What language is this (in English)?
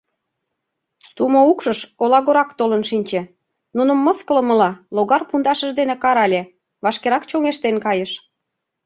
Mari